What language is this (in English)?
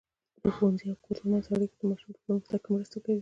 Pashto